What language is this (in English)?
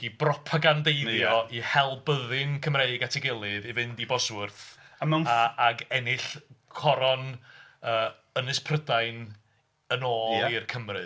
Welsh